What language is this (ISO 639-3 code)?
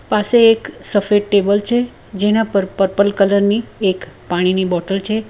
guj